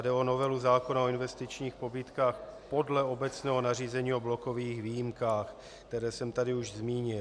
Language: Czech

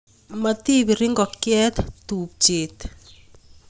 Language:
Kalenjin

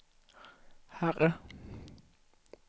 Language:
Swedish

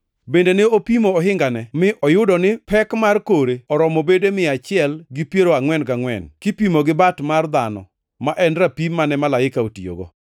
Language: Luo (Kenya and Tanzania)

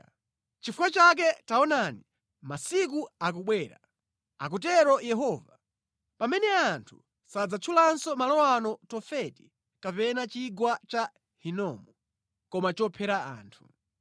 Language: Nyanja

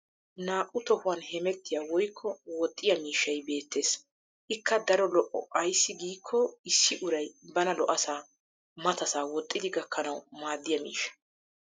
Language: Wolaytta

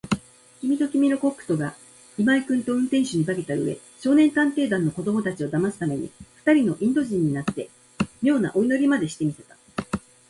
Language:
Japanese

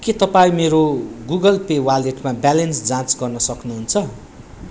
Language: Nepali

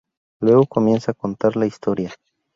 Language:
Spanish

